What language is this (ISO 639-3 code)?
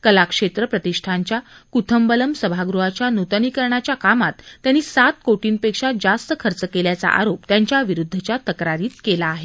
mar